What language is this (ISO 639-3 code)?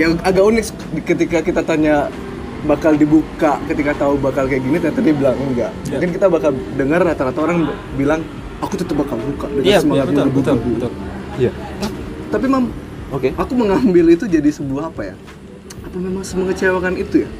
ind